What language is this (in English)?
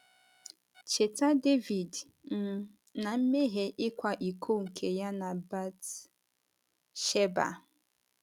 Igbo